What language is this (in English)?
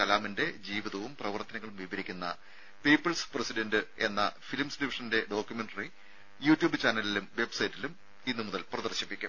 Malayalam